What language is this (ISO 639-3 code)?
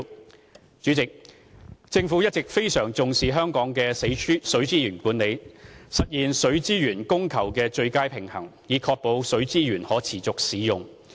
yue